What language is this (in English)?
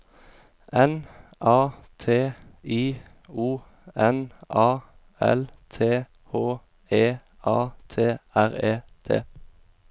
Norwegian